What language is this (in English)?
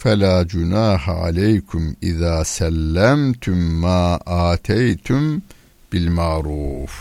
Turkish